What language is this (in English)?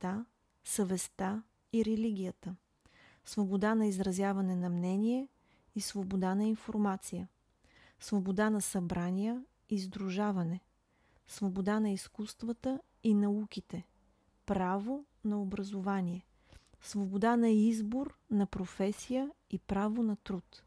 Bulgarian